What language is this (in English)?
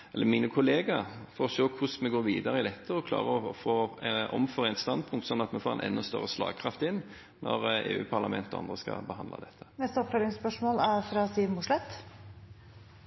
Norwegian